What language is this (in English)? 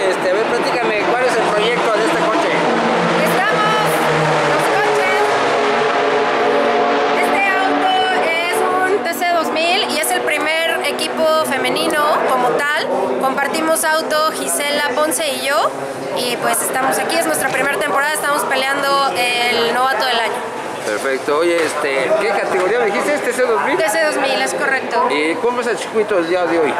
Spanish